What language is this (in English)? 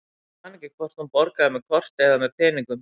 Icelandic